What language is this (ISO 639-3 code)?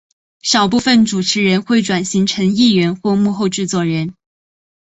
zho